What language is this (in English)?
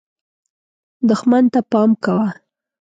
Pashto